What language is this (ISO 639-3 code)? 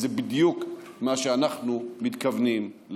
heb